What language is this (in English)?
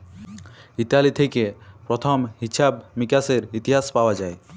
Bangla